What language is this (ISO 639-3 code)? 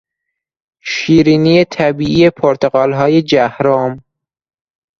fas